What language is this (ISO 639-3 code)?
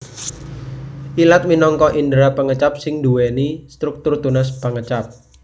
jav